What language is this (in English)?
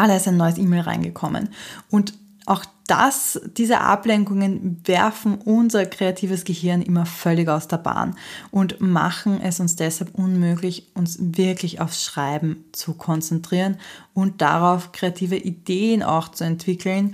German